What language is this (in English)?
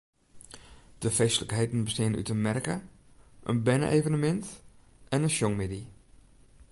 Western Frisian